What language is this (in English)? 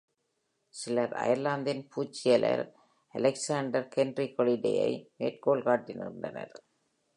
Tamil